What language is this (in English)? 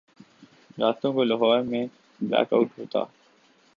Urdu